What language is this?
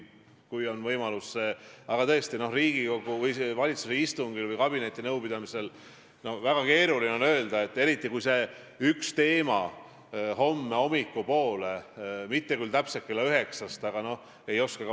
Estonian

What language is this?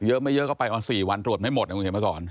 Thai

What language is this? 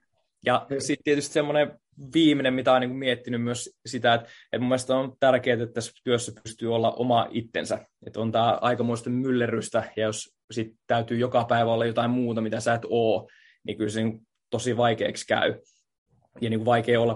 Finnish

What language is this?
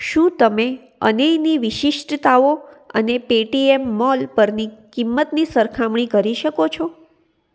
Gujarati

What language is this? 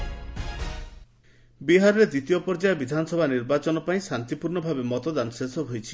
Odia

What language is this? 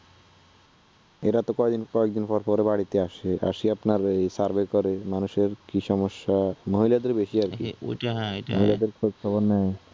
Bangla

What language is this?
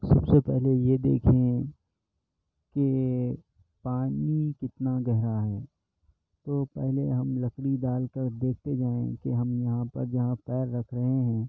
Urdu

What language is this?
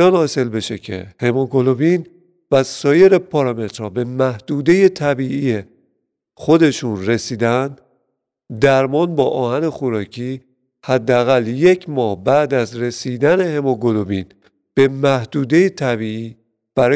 Persian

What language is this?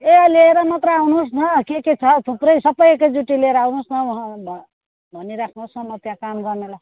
Nepali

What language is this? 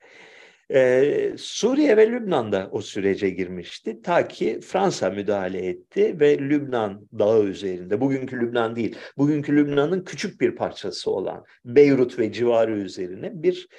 Turkish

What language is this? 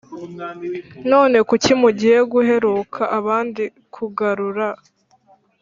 Kinyarwanda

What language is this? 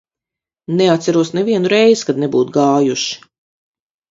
Latvian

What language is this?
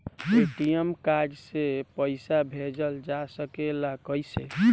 Bhojpuri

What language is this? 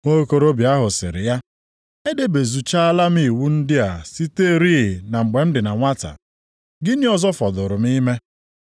Igbo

